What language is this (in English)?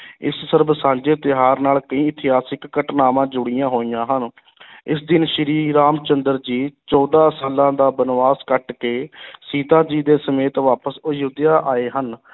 Punjabi